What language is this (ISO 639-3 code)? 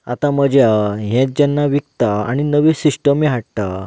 kok